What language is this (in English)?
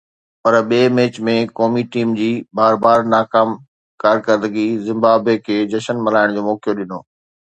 Sindhi